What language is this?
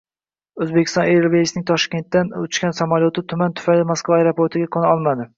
Uzbek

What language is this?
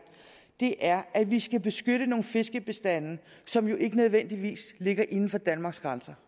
Danish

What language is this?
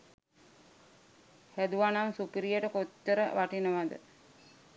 Sinhala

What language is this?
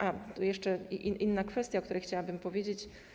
Polish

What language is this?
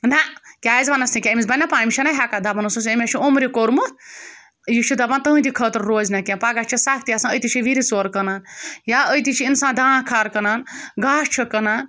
Kashmiri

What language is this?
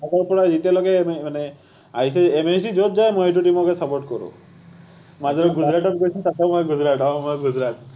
Assamese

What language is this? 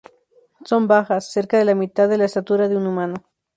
Spanish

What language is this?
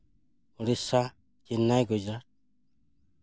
Santali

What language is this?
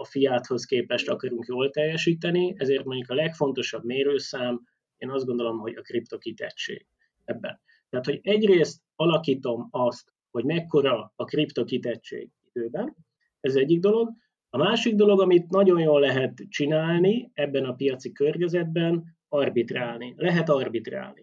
Hungarian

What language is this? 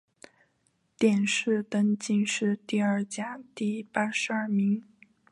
Chinese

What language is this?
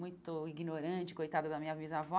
Portuguese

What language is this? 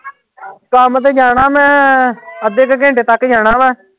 Punjabi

